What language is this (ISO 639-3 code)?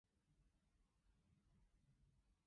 yue